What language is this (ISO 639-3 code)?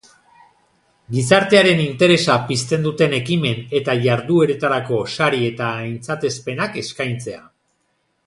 eus